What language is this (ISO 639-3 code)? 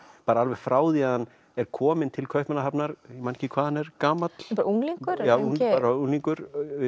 isl